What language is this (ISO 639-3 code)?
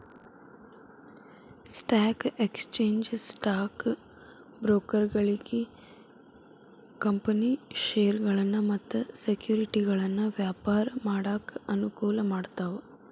kan